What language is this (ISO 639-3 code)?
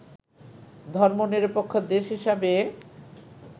ben